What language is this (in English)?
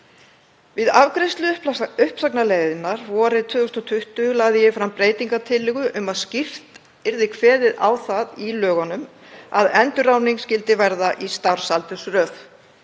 Icelandic